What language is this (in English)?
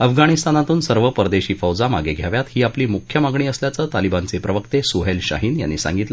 Marathi